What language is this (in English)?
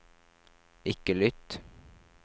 Norwegian